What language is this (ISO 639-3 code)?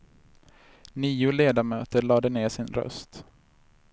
swe